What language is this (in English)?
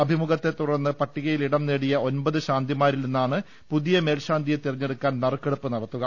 Malayalam